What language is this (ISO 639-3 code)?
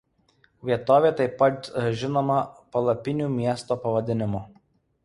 lit